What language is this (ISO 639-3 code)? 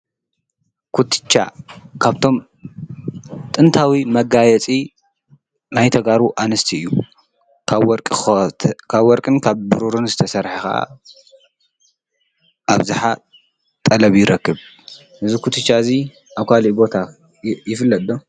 tir